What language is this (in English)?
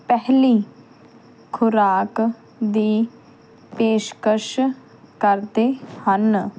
Punjabi